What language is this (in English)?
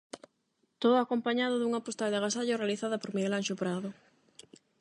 Galician